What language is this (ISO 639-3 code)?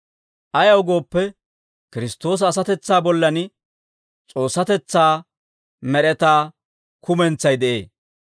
dwr